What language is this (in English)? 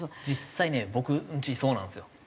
Japanese